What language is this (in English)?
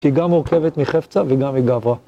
Hebrew